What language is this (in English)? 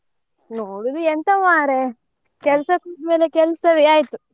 Kannada